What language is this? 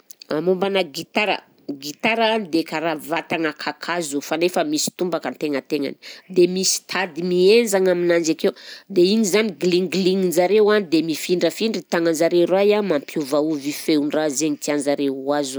Southern Betsimisaraka Malagasy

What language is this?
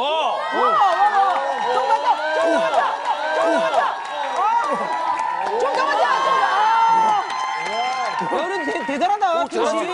Korean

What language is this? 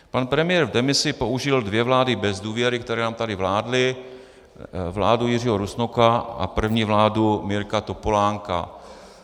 Czech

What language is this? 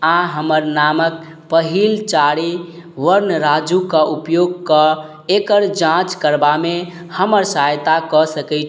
Maithili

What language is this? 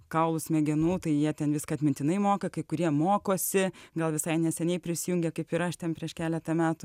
Lithuanian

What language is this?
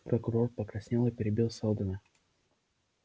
Russian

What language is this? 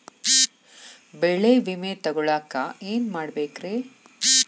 Kannada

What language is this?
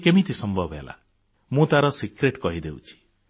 Odia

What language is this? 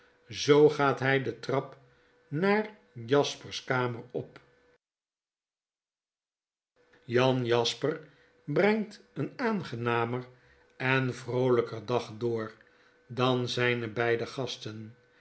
Dutch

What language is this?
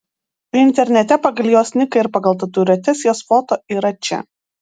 Lithuanian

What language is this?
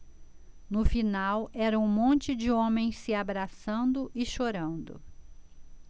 Portuguese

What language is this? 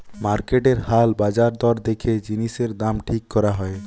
Bangla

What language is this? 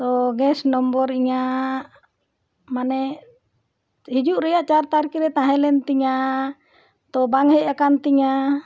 Santali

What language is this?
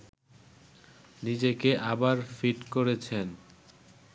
Bangla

